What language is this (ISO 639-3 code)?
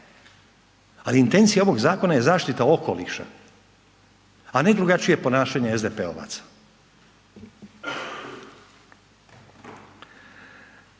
hrv